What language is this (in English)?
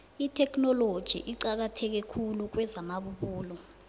South Ndebele